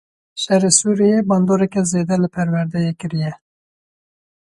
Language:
Kurdish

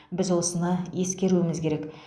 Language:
Kazakh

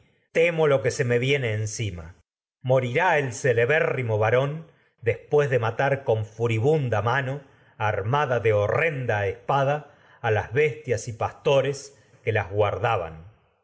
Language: Spanish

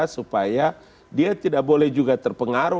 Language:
Indonesian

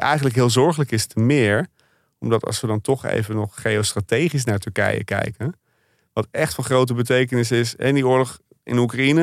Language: Dutch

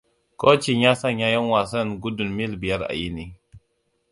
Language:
Hausa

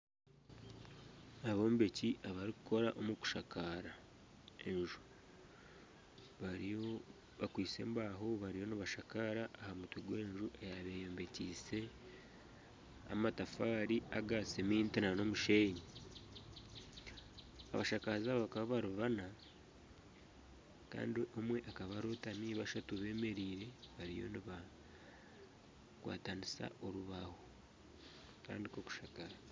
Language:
Nyankole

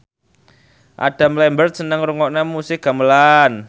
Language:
Javanese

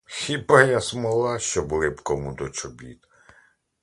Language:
Ukrainian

